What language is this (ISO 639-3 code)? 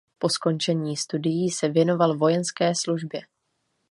ces